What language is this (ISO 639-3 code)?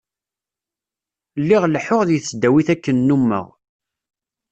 kab